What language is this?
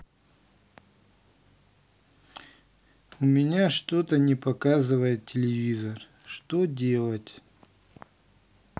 Russian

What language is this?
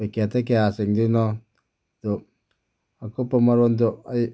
Manipuri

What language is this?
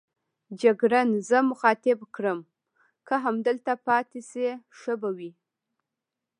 Pashto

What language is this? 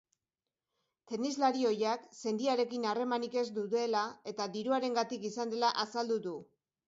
Basque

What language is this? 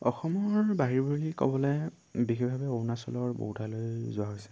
Assamese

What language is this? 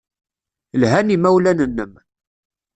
Kabyle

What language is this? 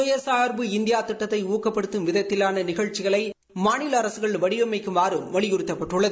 Tamil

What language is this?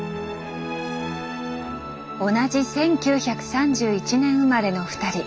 Japanese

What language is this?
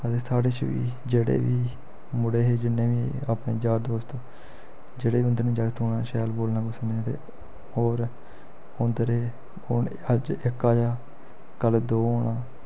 Dogri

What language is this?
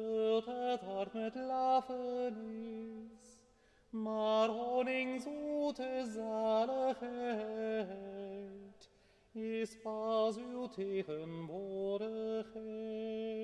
Dutch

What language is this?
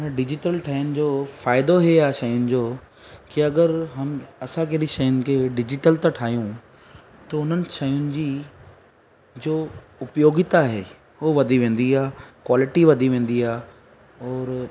Sindhi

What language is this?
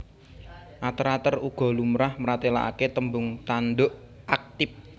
Javanese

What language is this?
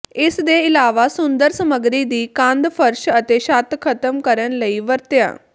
Punjabi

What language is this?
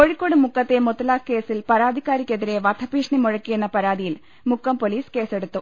Malayalam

